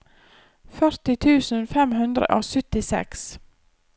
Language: Norwegian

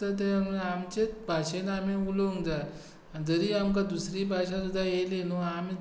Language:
Konkani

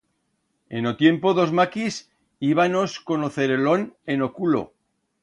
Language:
Aragonese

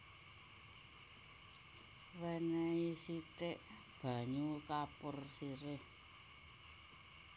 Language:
Javanese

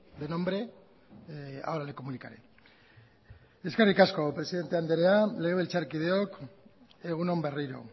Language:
Basque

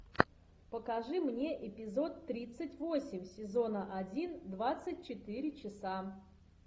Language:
Russian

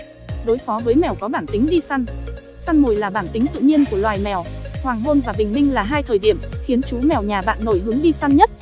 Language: Vietnamese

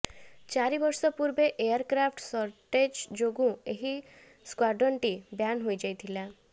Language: Odia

